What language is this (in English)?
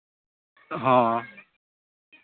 Santali